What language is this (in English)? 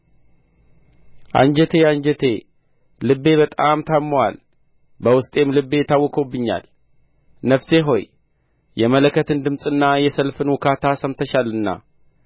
Amharic